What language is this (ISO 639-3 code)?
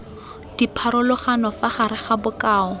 tsn